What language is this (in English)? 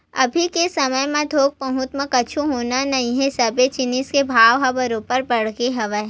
Chhattisgarhi